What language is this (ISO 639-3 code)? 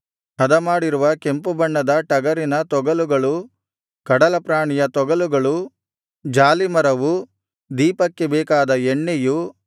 kan